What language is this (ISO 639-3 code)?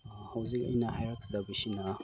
mni